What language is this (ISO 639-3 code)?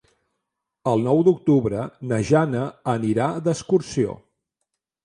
cat